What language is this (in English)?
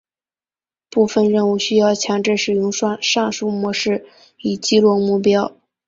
Chinese